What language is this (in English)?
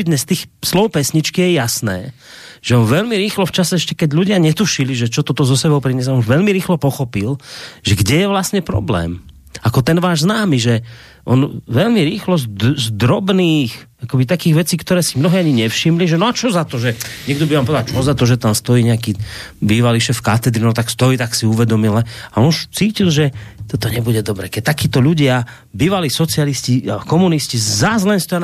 Slovak